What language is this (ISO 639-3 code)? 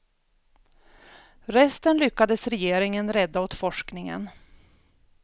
swe